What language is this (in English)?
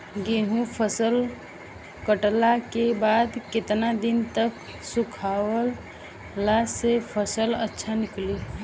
Bhojpuri